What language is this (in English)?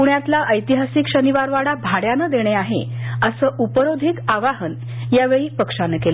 Marathi